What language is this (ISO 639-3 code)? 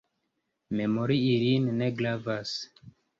epo